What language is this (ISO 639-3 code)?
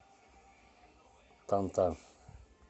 rus